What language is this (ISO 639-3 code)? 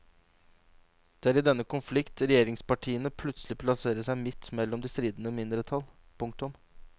nor